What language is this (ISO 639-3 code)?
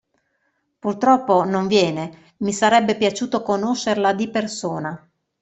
ita